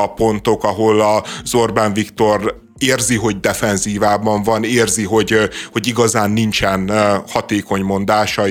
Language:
Hungarian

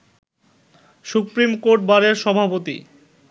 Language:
Bangla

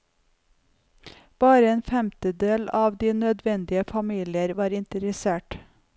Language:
Norwegian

